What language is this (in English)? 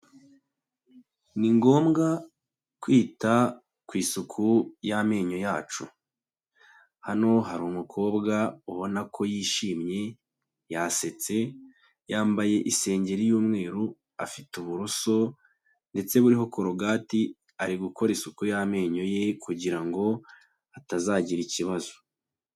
Kinyarwanda